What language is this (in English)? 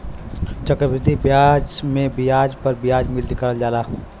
Bhojpuri